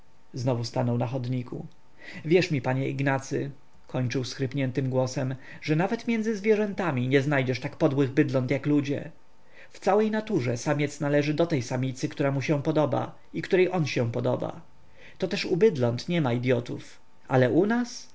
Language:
Polish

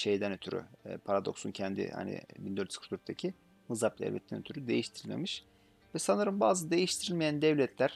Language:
Turkish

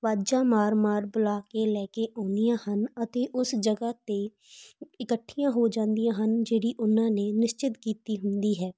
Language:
Punjabi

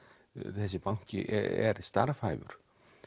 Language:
Icelandic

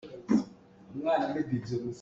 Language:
Hakha Chin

